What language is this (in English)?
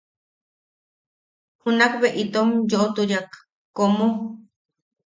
Yaqui